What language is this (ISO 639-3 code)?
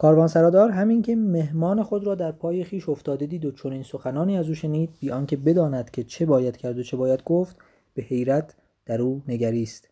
fas